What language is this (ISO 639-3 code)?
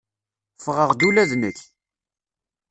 kab